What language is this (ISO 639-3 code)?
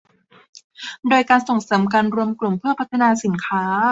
tha